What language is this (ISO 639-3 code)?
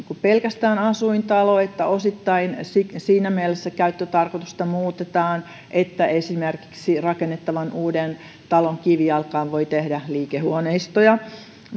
fin